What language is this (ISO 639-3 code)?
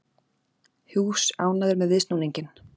isl